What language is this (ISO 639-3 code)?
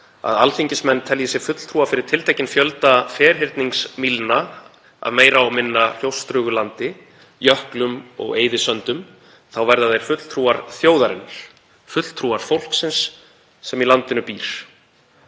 isl